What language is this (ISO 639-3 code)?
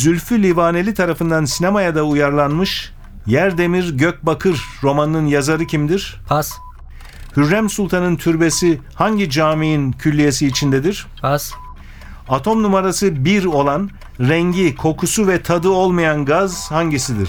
tur